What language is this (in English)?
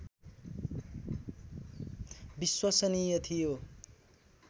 Nepali